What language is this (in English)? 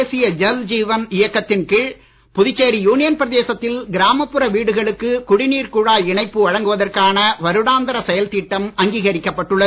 Tamil